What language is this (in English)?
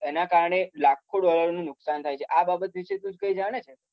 Gujarati